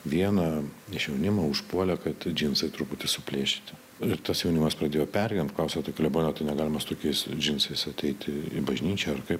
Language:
Lithuanian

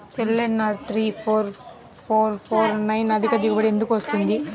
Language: Telugu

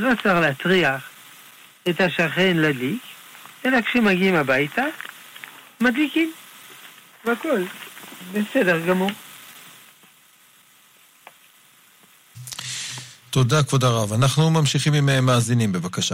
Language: Hebrew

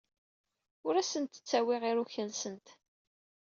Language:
Kabyle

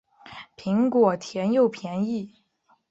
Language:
Chinese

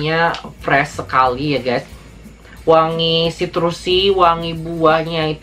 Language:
Indonesian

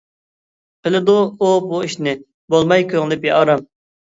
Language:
Uyghur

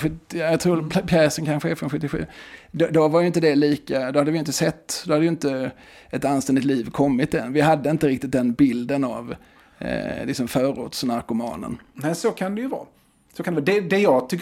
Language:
Swedish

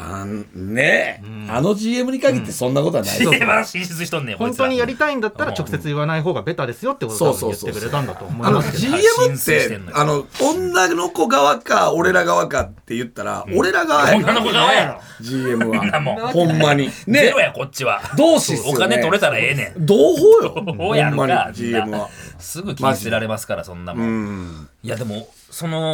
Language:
Japanese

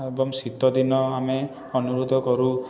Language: Odia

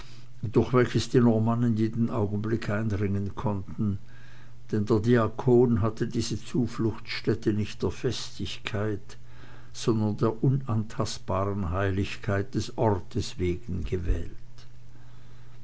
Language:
German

